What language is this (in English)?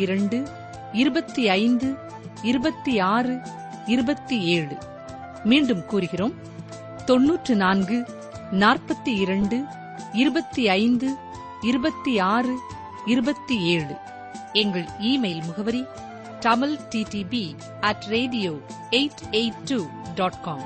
Tamil